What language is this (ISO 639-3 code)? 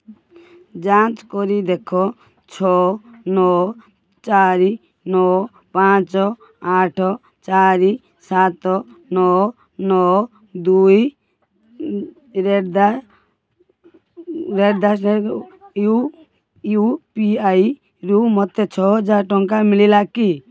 ori